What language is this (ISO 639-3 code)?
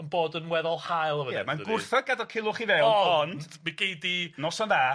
cym